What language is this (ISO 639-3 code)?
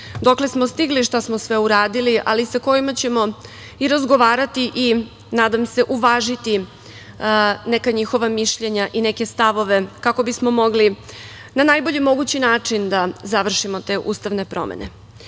srp